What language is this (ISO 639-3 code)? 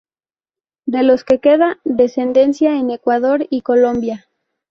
spa